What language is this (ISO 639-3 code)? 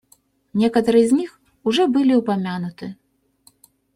rus